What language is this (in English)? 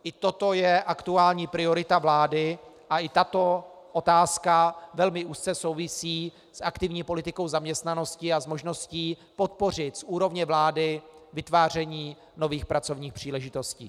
Czech